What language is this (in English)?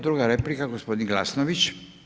Croatian